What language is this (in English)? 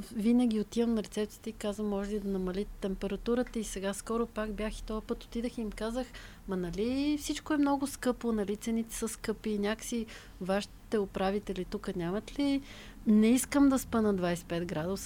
Bulgarian